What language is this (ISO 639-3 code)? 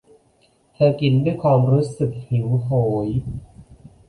tha